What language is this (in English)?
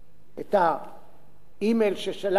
Hebrew